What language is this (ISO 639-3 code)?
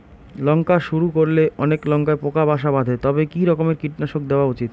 ben